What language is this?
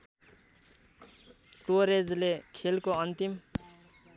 Nepali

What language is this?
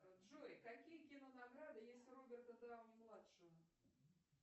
Russian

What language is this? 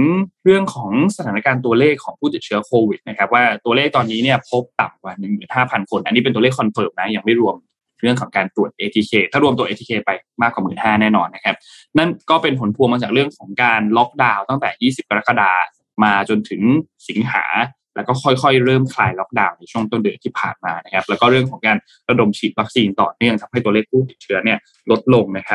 Thai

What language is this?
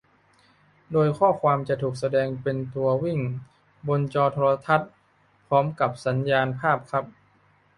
Thai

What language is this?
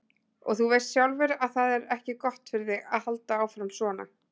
Icelandic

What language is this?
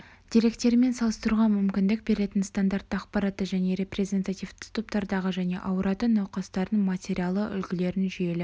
Kazakh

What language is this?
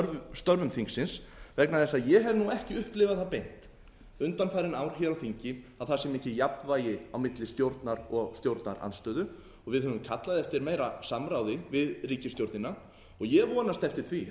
Icelandic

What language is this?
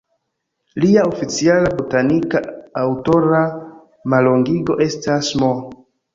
Esperanto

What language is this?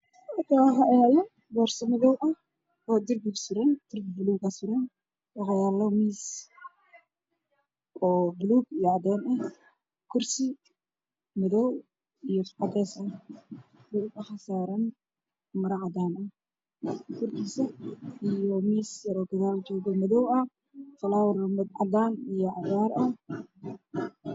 Somali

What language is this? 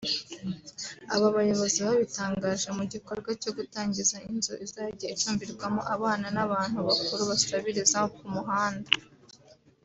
Kinyarwanda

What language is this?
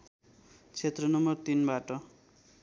Nepali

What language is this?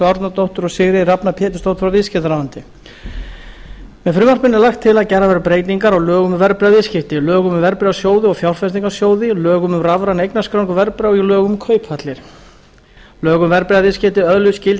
Icelandic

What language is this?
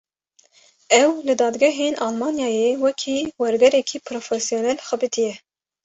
Kurdish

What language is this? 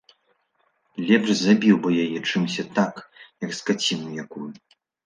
Belarusian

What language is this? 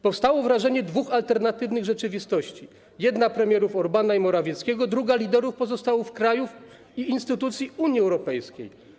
Polish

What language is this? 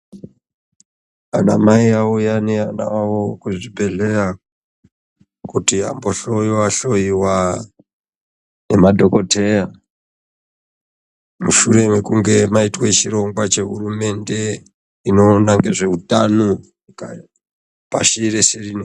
Ndau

